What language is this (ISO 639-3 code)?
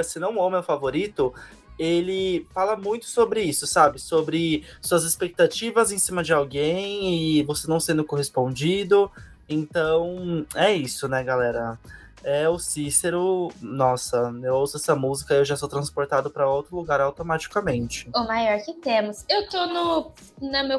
por